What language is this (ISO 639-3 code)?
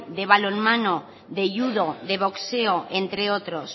spa